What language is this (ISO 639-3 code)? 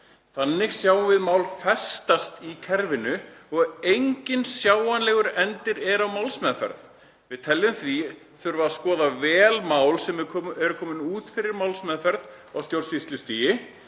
isl